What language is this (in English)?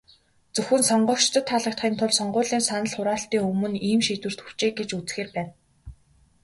Mongolian